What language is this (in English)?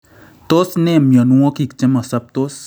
Kalenjin